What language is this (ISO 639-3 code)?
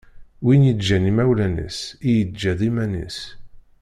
kab